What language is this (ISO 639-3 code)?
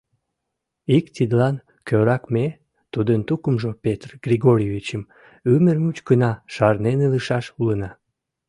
chm